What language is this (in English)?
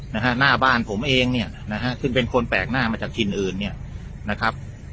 Thai